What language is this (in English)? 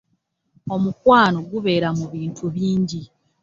Ganda